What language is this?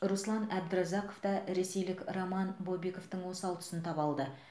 Kazakh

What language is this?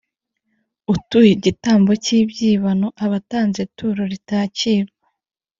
Kinyarwanda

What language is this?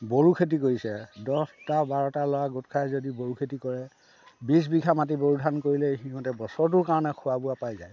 Assamese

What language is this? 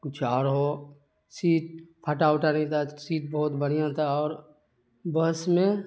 Urdu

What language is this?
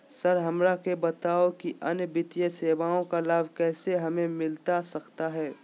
Magahi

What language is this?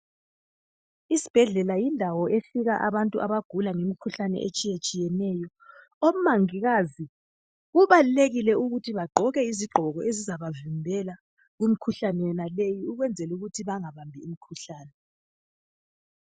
North Ndebele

